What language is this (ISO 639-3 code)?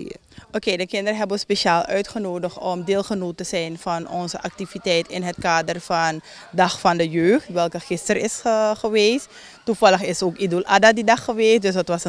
nld